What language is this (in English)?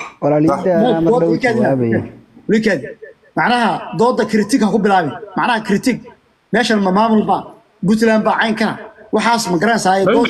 Arabic